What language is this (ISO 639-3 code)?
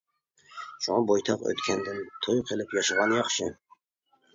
uig